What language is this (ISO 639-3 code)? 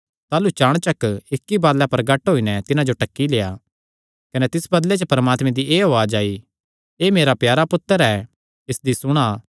xnr